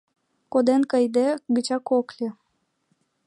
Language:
Mari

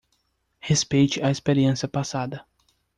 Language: Portuguese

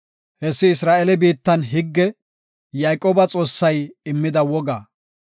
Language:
Gofa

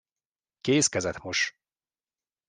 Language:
Hungarian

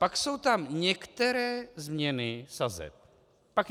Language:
Czech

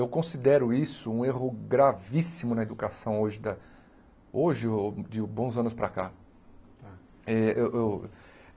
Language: Portuguese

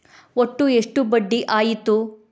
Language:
Kannada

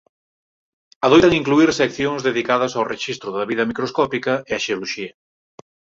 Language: Galician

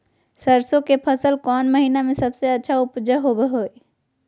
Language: Magahi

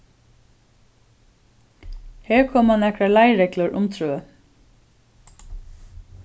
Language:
Faroese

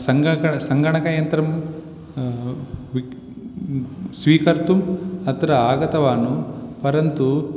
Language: Sanskrit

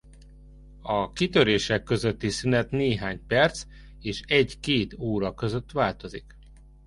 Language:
Hungarian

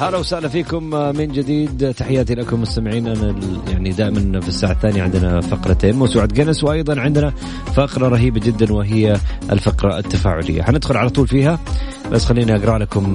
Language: Arabic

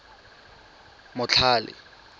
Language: Tswana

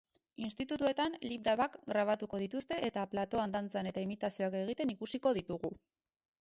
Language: Basque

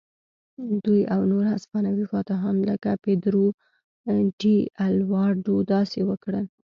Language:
Pashto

